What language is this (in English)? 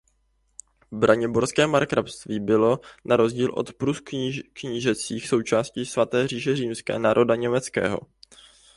Czech